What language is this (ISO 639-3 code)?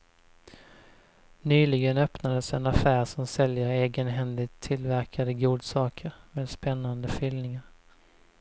swe